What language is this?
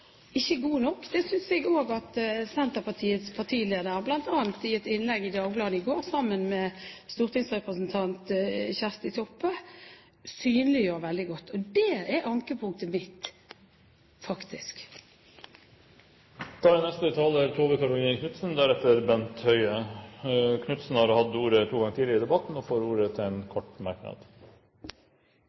Norwegian Bokmål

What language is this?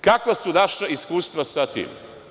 Serbian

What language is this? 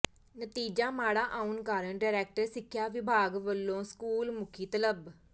Punjabi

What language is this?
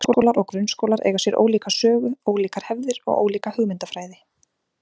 Icelandic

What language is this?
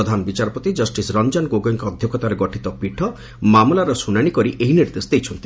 Odia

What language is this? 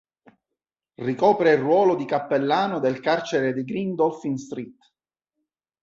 Italian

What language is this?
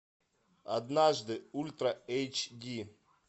Russian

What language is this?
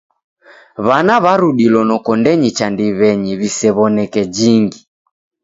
Taita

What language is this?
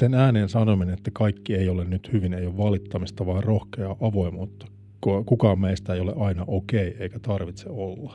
Finnish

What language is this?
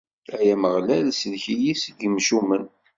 Kabyle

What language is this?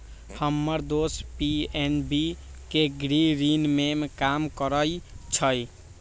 Magahi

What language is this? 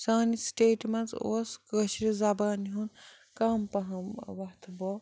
Kashmiri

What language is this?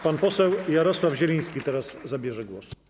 Polish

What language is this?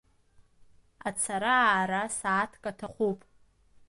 Abkhazian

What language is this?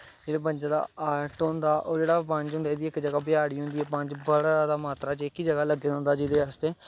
Dogri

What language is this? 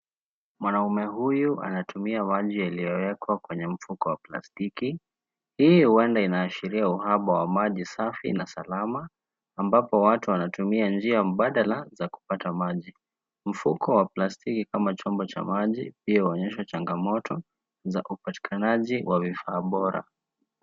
Swahili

